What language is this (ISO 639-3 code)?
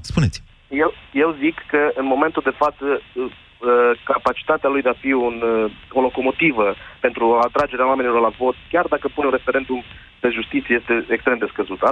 ron